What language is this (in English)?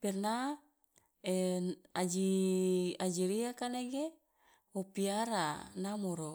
Loloda